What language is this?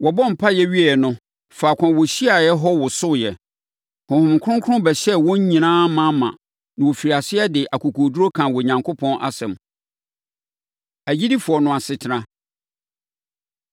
Akan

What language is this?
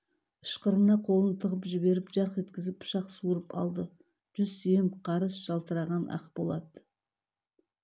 Kazakh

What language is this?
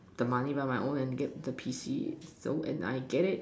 English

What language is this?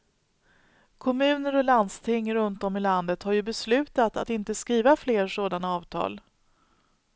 Swedish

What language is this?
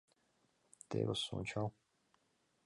Mari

